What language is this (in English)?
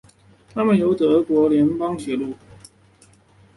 Chinese